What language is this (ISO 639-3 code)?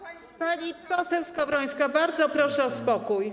pol